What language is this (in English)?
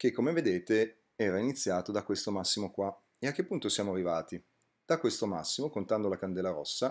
Italian